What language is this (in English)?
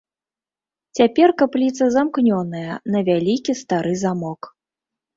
Belarusian